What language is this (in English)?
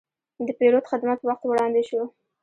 Pashto